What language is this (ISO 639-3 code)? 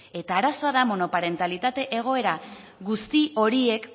eus